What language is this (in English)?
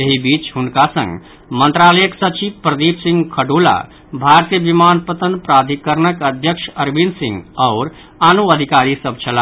Maithili